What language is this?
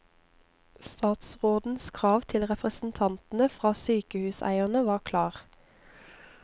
Norwegian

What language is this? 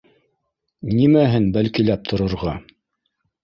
Bashkir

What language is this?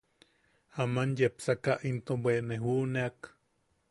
Yaqui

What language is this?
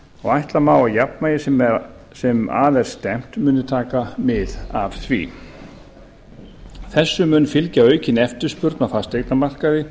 Icelandic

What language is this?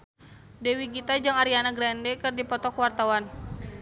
Sundanese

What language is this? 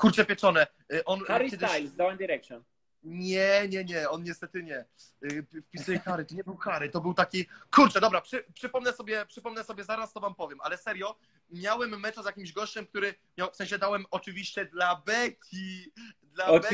Polish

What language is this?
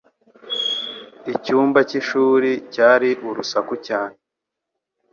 Kinyarwanda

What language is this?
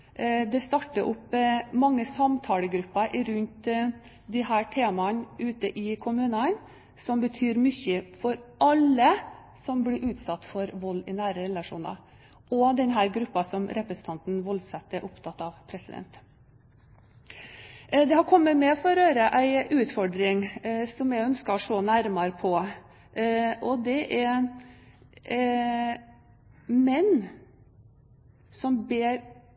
Norwegian Bokmål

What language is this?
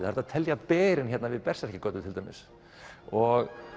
Icelandic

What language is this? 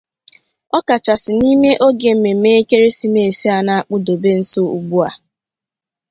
Igbo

